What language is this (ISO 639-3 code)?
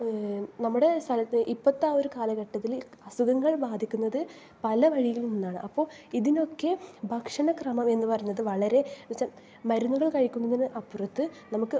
mal